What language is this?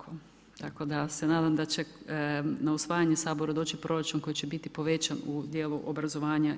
Croatian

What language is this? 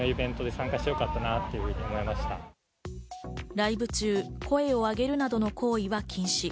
Japanese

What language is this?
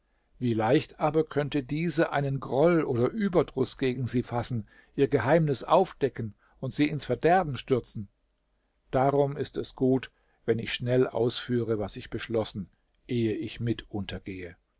German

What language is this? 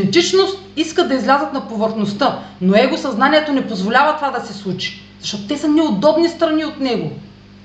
Bulgarian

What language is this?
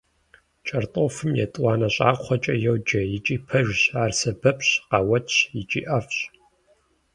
Kabardian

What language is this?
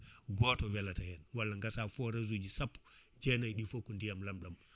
Fula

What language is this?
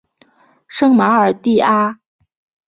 Chinese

